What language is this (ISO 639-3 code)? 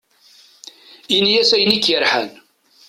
kab